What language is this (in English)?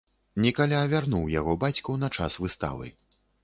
Belarusian